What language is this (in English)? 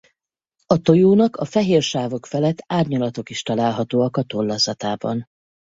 Hungarian